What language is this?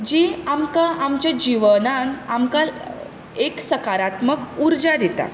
Konkani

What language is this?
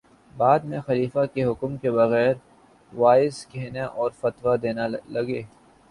Urdu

